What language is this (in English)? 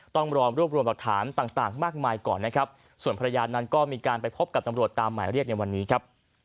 Thai